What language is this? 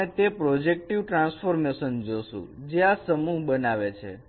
Gujarati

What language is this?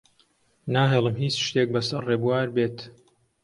Central Kurdish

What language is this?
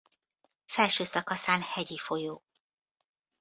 Hungarian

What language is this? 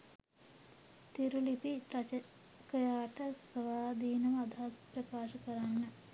Sinhala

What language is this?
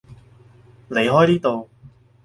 Cantonese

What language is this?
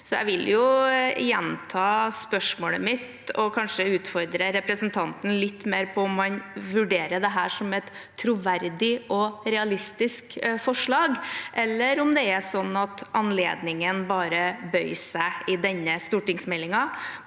Norwegian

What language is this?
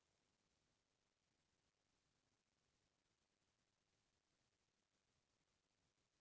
Chhattisgarhi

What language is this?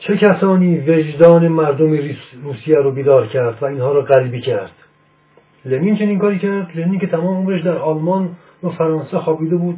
Persian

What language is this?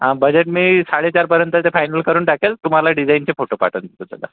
Marathi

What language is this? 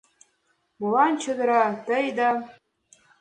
Mari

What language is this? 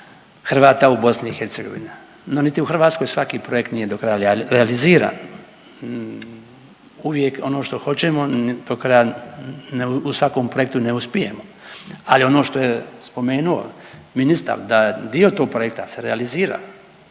Croatian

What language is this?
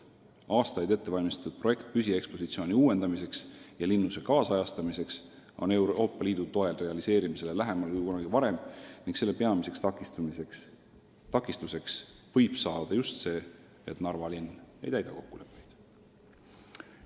Estonian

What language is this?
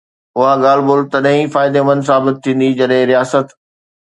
Sindhi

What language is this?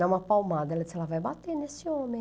Portuguese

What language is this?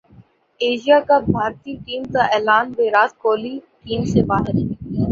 Urdu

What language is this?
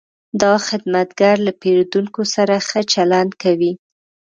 Pashto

